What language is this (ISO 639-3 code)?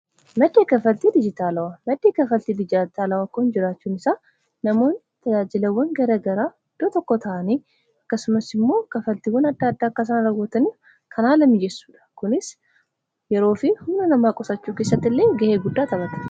orm